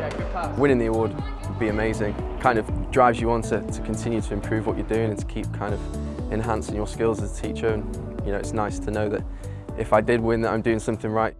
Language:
English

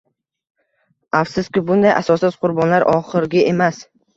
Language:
Uzbek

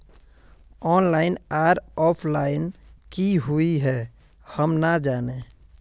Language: Magahi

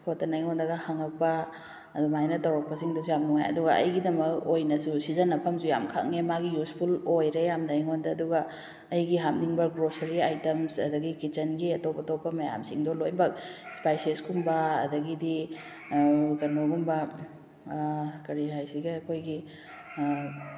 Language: Manipuri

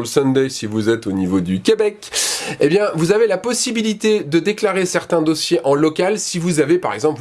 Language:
French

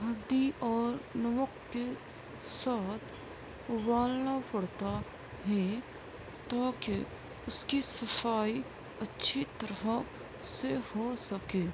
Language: Urdu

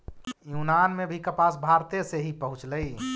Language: Magahi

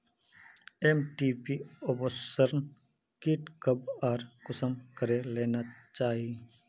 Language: Magahi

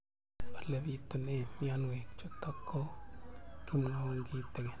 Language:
Kalenjin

